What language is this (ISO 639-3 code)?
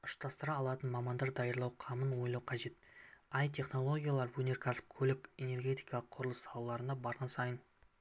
kaz